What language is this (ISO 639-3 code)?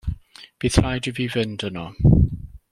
cym